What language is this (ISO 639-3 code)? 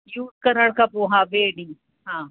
snd